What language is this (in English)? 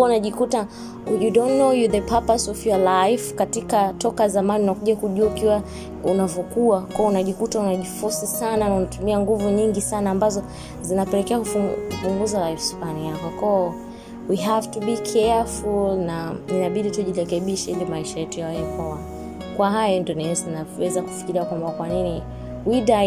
Swahili